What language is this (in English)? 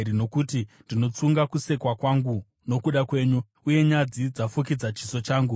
Shona